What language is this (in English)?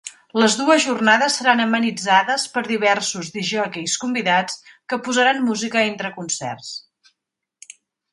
Catalan